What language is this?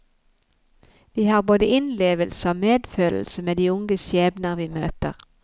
Norwegian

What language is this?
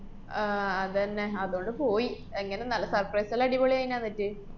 Malayalam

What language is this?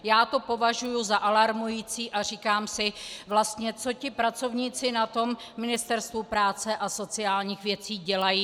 Czech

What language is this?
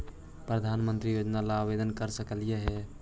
Magahi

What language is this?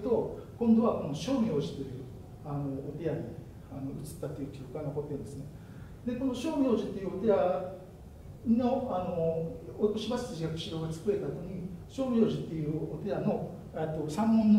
Japanese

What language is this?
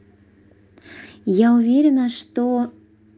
Russian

